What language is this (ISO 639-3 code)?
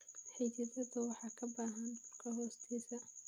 som